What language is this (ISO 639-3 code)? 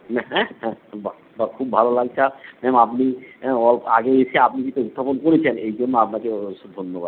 ben